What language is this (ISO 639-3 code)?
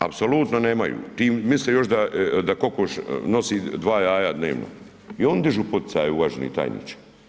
hrv